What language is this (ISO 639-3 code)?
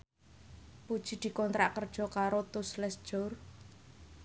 jav